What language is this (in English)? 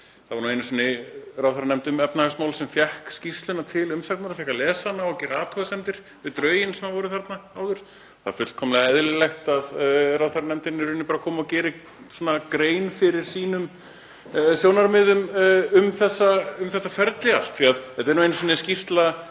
Icelandic